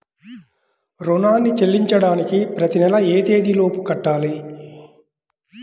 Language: Telugu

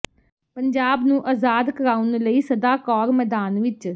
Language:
Punjabi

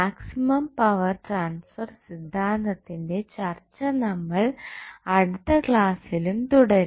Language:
Malayalam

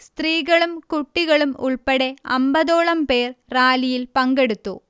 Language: Malayalam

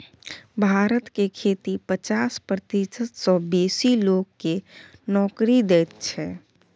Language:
Maithili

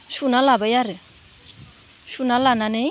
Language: Bodo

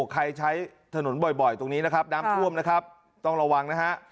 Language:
Thai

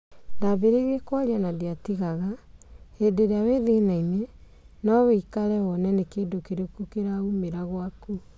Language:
Kikuyu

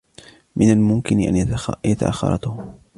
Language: Arabic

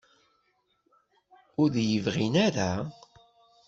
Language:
Kabyle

